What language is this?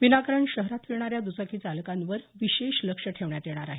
Marathi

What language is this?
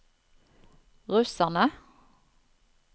Norwegian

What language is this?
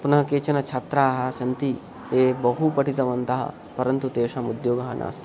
Sanskrit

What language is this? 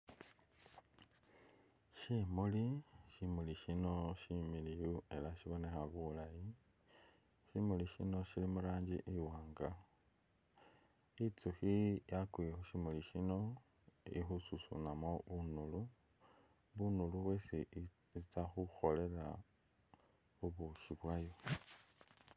Masaaba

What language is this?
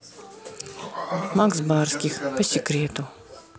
Russian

